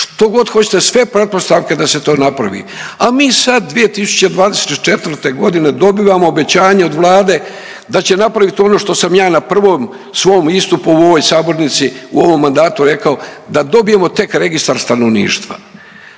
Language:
Croatian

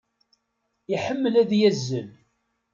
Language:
Kabyle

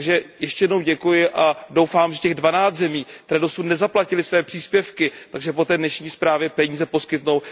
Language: Czech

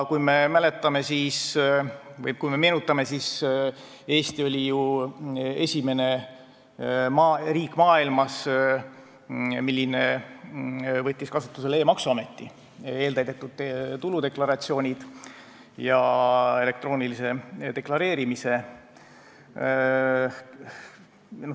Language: Estonian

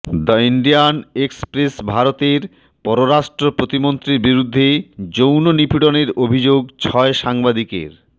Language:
Bangla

